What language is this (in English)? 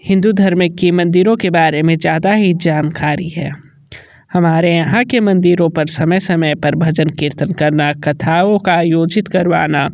Hindi